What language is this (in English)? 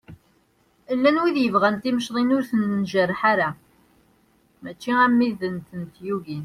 Kabyle